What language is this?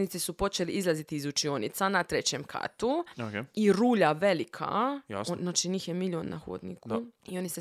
Croatian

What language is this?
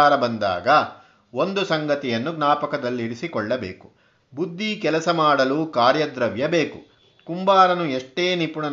Kannada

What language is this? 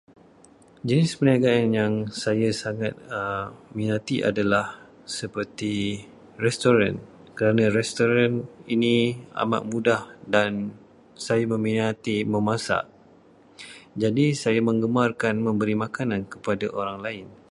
Malay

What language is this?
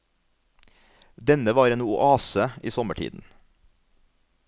Norwegian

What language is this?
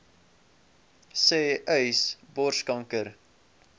Afrikaans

